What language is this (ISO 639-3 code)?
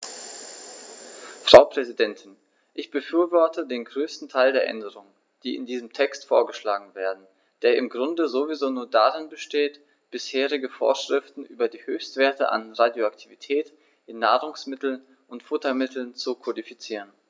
deu